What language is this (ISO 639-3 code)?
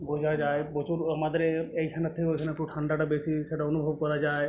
ben